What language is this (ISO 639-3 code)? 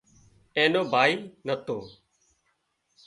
kxp